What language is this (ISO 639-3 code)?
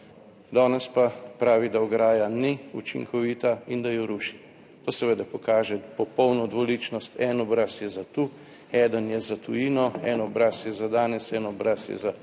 slv